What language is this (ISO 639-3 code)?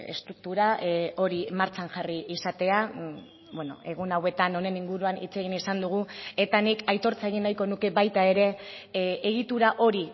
eus